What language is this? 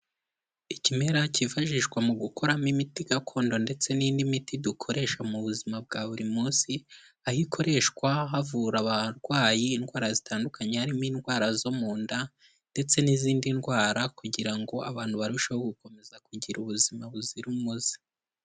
Kinyarwanda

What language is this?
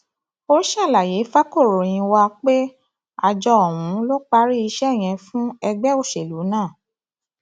Yoruba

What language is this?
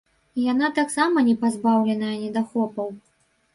Belarusian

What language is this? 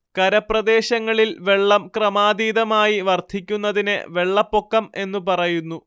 Malayalam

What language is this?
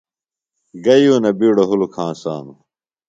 Phalura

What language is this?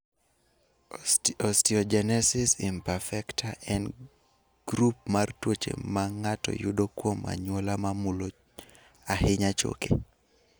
Luo (Kenya and Tanzania)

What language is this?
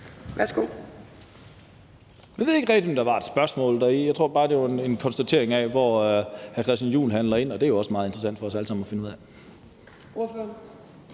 Danish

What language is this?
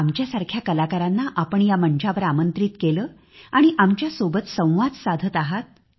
Marathi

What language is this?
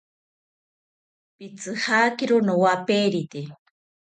South Ucayali Ashéninka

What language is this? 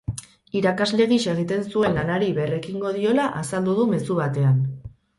Basque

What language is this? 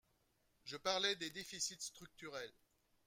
French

